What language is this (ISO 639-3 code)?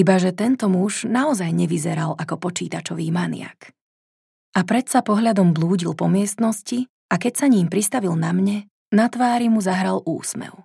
slk